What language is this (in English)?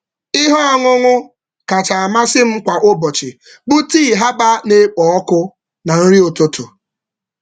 Igbo